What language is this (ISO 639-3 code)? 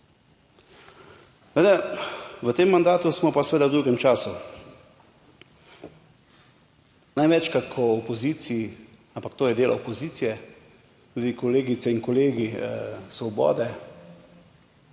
slv